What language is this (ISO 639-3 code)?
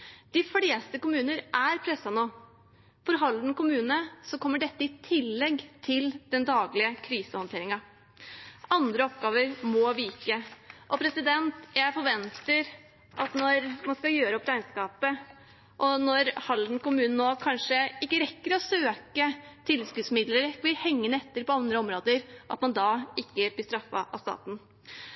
nob